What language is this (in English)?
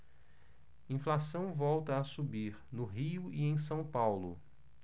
Portuguese